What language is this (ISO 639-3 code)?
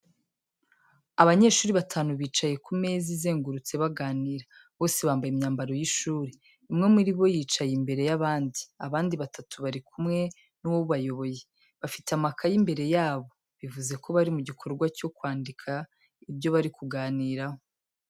kin